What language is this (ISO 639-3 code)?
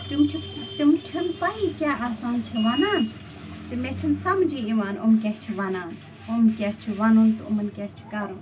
kas